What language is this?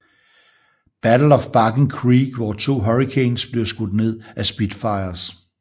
Danish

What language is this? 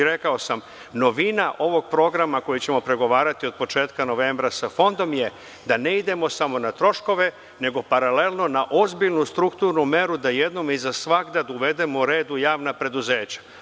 Serbian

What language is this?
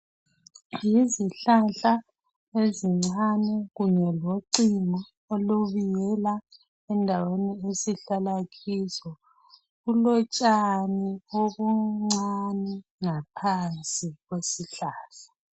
North Ndebele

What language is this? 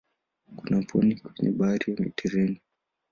Swahili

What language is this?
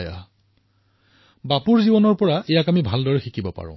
Assamese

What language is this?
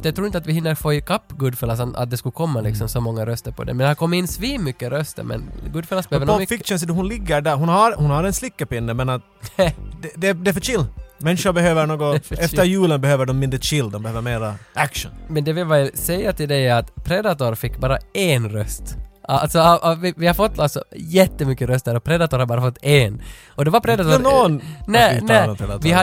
Swedish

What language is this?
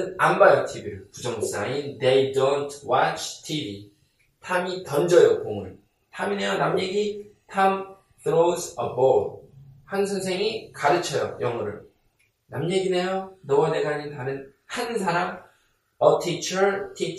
Korean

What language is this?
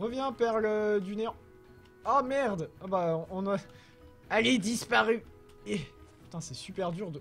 French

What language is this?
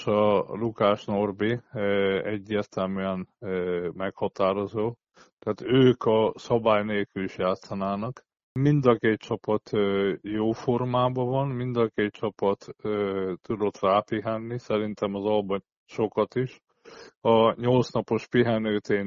Hungarian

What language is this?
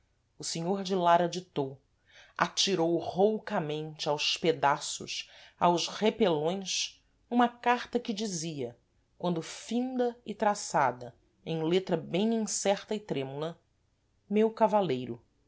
Portuguese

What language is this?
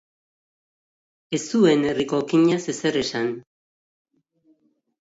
Basque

